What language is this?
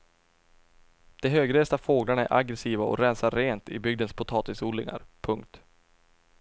Swedish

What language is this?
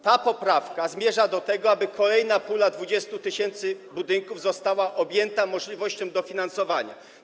Polish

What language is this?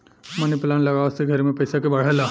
Bhojpuri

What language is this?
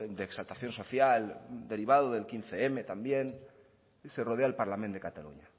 Spanish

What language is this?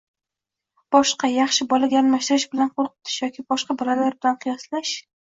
Uzbek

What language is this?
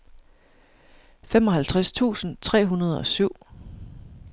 Danish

